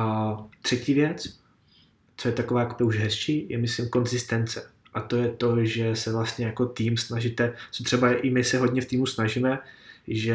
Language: Czech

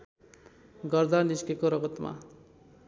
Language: Nepali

